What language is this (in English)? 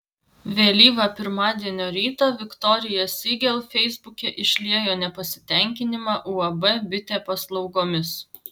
Lithuanian